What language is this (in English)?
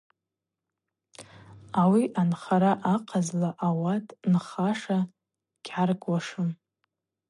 Abaza